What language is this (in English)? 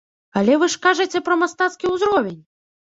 Belarusian